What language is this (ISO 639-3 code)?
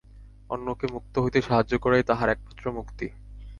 ben